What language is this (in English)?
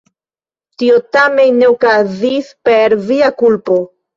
Esperanto